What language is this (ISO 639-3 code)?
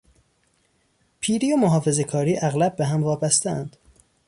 fas